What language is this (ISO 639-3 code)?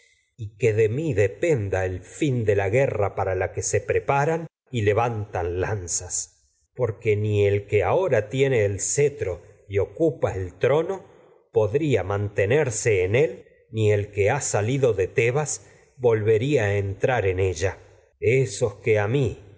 spa